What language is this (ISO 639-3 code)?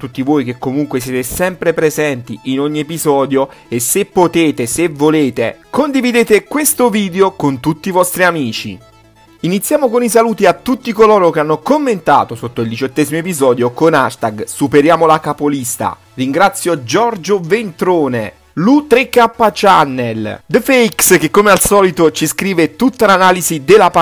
ita